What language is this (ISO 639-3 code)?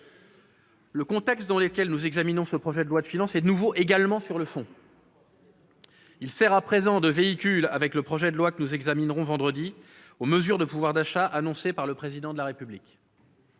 fra